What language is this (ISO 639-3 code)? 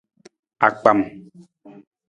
nmz